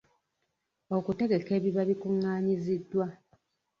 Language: Ganda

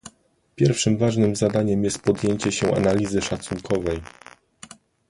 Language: Polish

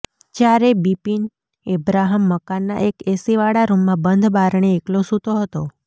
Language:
Gujarati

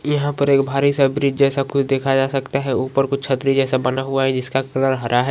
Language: Magahi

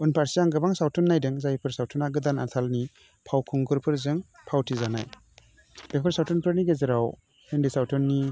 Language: Bodo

